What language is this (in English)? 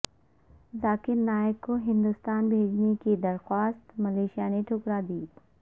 Urdu